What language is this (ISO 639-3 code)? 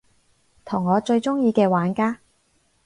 yue